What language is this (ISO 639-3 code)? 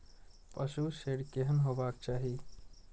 mai